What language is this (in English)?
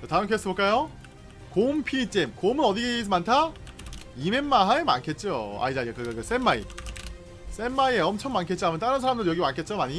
Korean